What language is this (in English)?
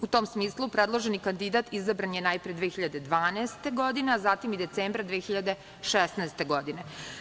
Serbian